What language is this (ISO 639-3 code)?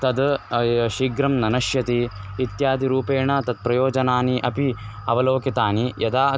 san